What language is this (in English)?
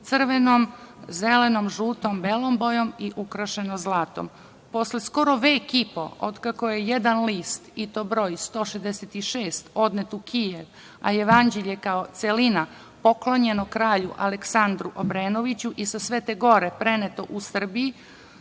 Serbian